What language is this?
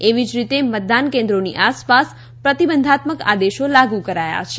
Gujarati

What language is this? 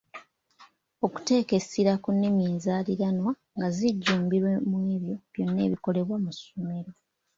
Ganda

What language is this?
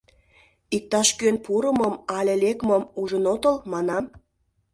Mari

